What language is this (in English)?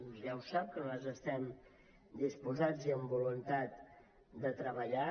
Catalan